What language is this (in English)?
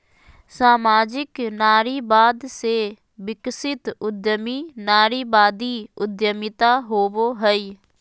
Magahi